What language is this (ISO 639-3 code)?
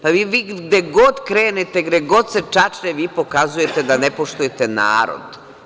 srp